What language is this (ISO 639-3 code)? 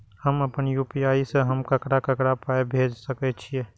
mai